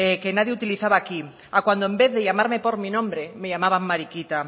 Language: Spanish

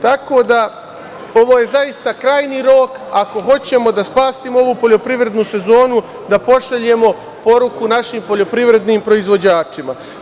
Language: Serbian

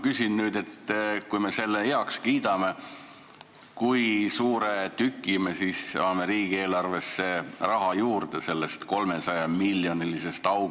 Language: Estonian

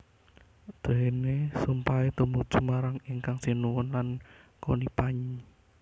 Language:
Javanese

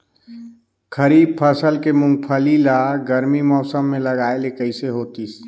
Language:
Chhattisgarhi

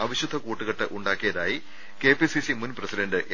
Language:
Malayalam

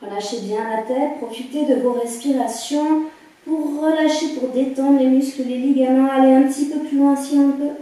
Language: French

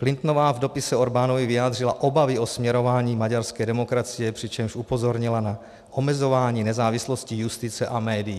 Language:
Czech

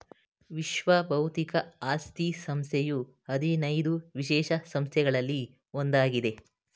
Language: Kannada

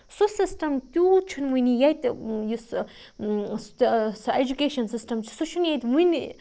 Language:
Kashmiri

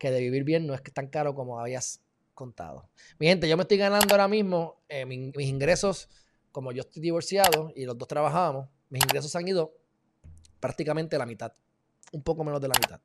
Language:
Spanish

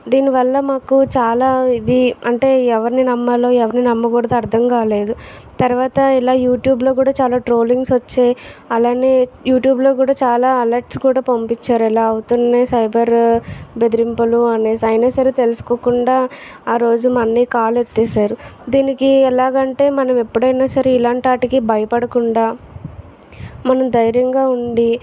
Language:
Telugu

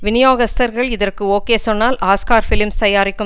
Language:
Tamil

